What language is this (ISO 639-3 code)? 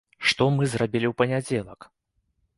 bel